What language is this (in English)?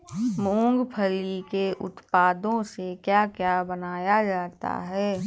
Hindi